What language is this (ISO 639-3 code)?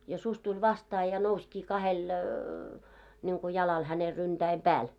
fin